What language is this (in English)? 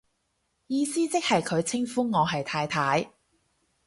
Cantonese